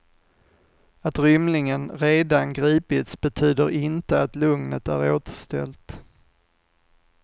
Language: Swedish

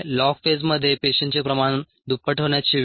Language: Marathi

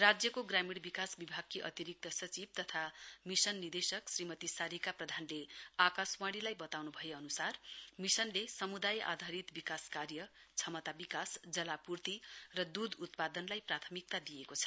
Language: Nepali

